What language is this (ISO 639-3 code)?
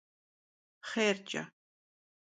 kbd